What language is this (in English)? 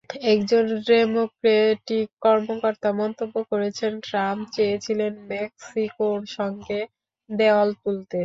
Bangla